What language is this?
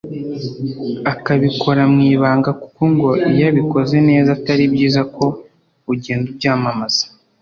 Kinyarwanda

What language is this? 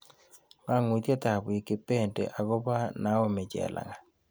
Kalenjin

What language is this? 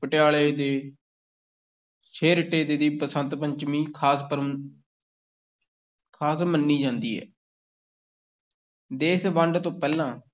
Punjabi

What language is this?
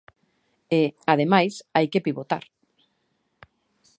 Galician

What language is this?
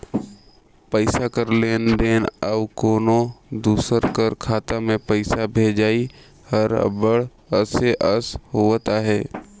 Chhattisgarhi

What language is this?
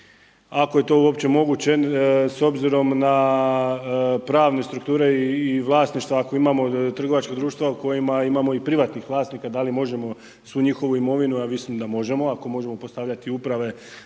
Croatian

